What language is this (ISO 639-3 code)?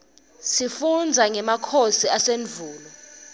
ssw